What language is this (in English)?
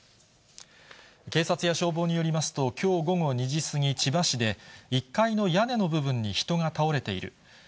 Japanese